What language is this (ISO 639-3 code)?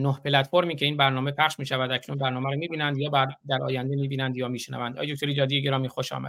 fas